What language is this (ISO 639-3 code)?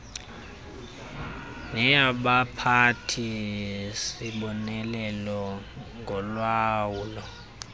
xho